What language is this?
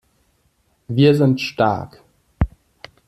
German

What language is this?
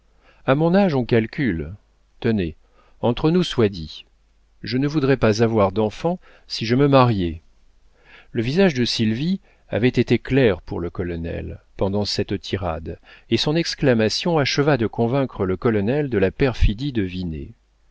French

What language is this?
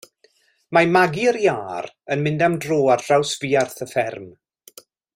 Welsh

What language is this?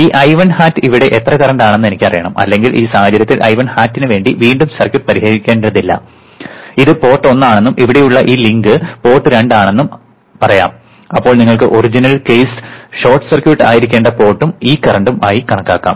Malayalam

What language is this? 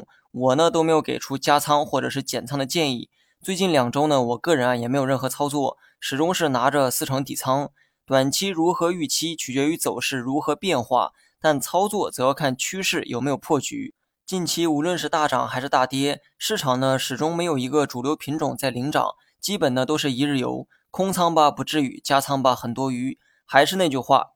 Chinese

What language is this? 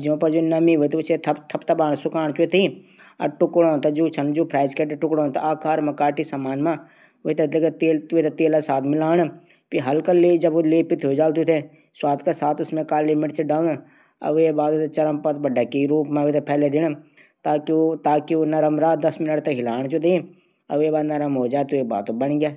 Garhwali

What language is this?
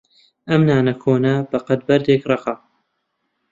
Central Kurdish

